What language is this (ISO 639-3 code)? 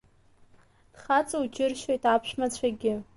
abk